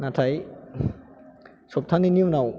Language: Bodo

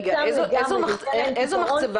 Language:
Hebrew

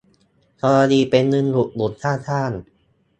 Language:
Thai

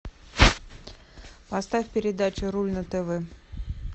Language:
Russian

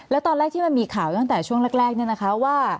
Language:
Thai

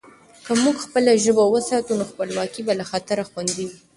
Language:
Pashto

